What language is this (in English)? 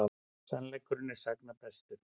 Icelandic